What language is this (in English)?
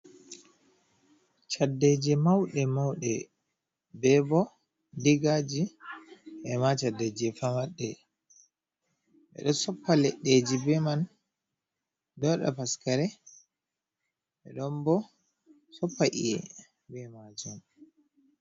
Fula